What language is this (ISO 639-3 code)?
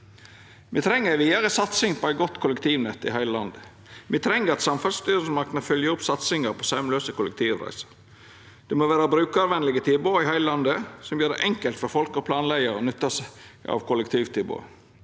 nor